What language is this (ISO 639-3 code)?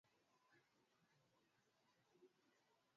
swa